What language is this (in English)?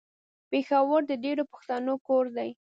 Pashto